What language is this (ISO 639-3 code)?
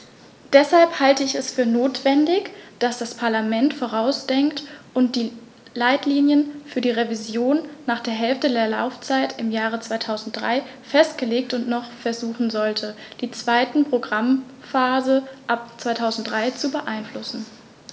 deu